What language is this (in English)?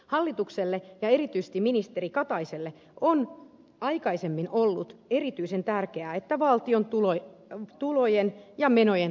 Finnish